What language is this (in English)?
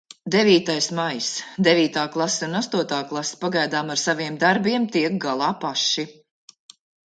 Latvian